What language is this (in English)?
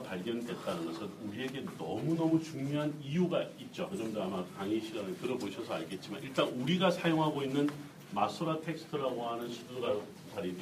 Korean